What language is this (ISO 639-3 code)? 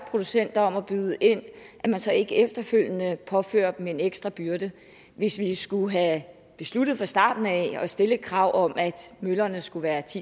dan